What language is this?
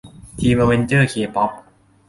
Thai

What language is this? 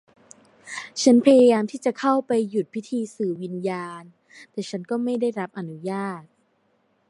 Thai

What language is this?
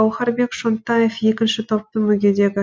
Kazakh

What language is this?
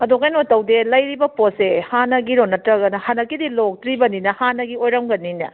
Manipuri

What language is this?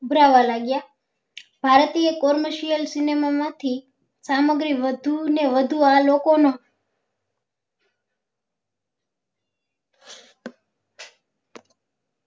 Gujarati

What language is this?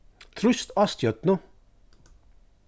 Faroese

